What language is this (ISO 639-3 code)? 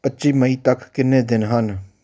pan